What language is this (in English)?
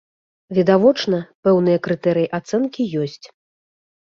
Belarusian